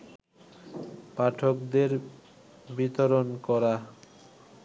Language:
Bangla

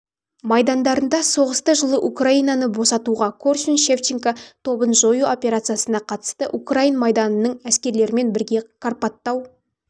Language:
Kazakh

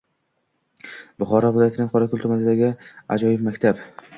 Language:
Uzbek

